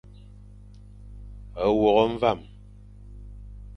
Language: Fang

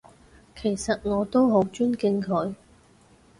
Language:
Cantonese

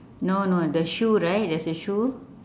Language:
English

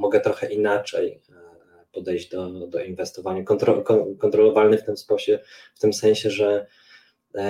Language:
Polish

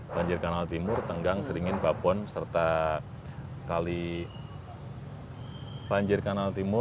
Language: Indonesian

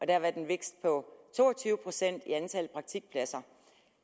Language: Danish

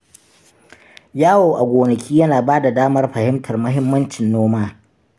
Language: Hausa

